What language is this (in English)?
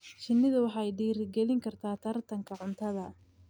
Somali